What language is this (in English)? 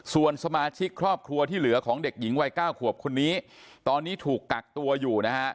Thai